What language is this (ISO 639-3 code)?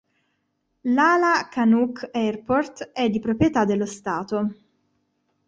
ita